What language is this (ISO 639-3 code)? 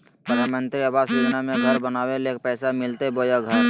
mag